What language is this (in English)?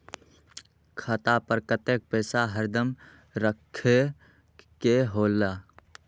Magahi